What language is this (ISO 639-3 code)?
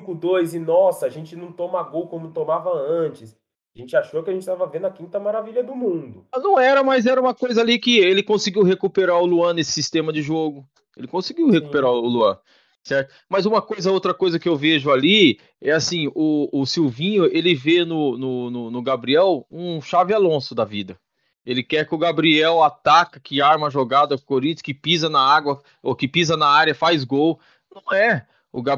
por